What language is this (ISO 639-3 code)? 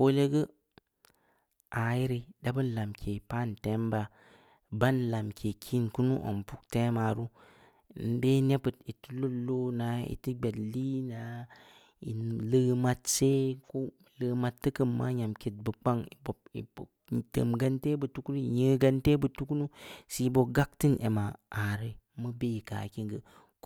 ndi